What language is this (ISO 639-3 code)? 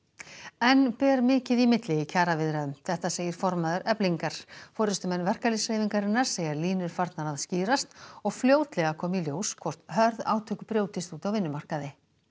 isl